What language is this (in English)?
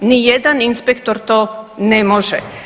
Croatian